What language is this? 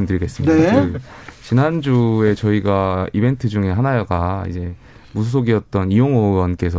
Korean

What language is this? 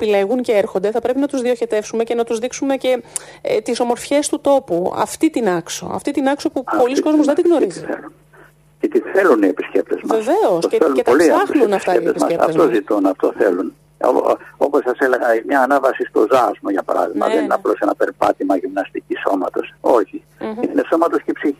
Greek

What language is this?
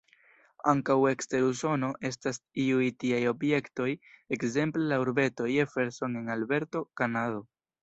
Esperanto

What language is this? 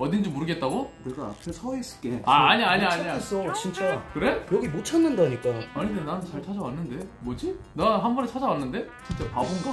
Korean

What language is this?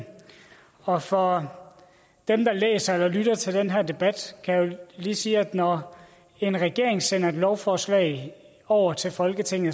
Danish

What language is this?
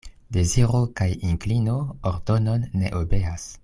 Esperanto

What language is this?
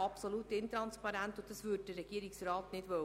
Swiss German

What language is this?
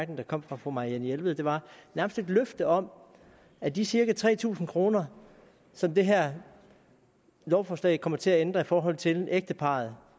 Danish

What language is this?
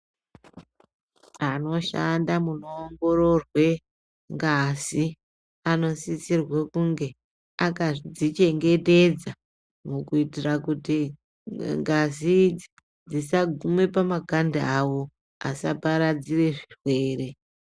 Ndau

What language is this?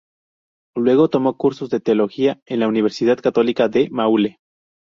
Spanish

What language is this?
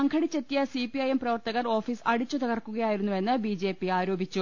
Malayalam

